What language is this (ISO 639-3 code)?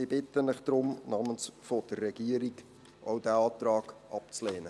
gsw